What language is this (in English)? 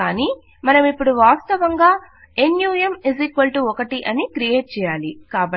Telugu